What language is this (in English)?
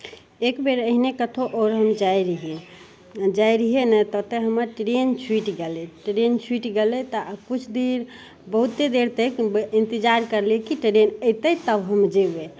Maithili